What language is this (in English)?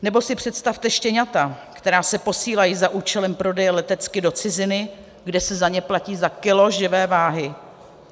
Czech